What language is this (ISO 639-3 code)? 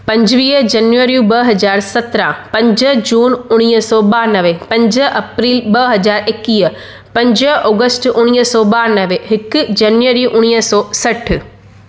snd